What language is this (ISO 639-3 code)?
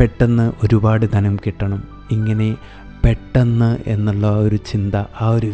mal